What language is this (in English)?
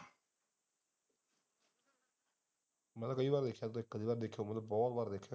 Punjabi